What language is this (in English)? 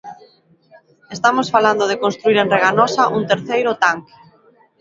Galician